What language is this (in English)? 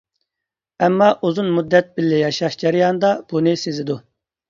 Uyghur